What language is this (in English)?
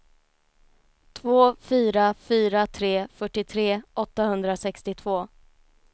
Swedish